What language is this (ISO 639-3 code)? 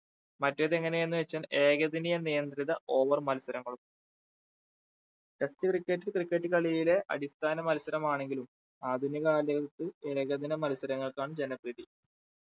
mal